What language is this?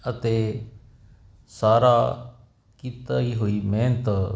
Punjabi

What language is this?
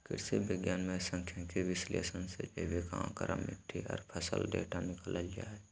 Magahi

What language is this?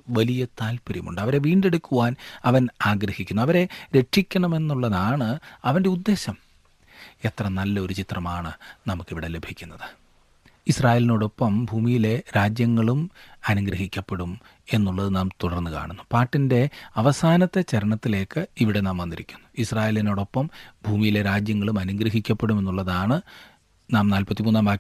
Malayalam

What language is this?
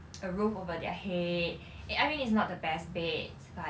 English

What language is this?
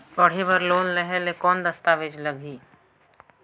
Chhattisgarhi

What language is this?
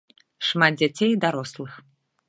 Belarusian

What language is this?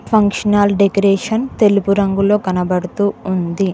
Telugu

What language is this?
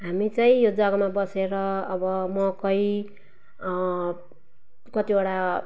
Nepali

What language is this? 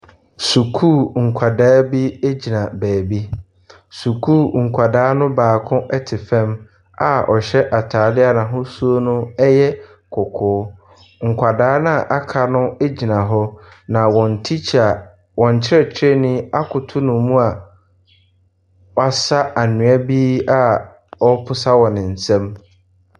Akan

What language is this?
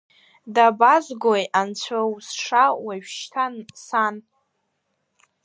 Abkhazian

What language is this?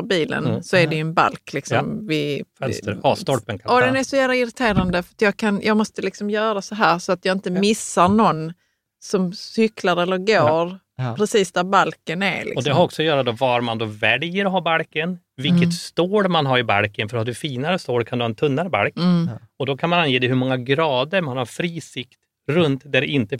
Swedish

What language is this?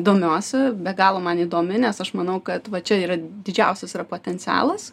Lithuanian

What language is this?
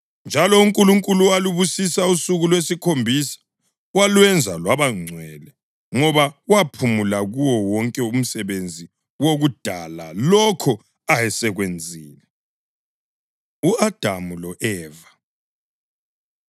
North Ndebele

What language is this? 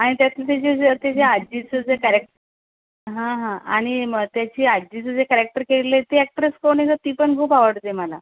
Marathi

